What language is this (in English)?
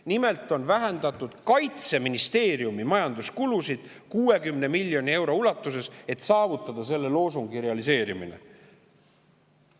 Estonian